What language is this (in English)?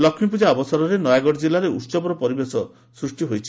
Odia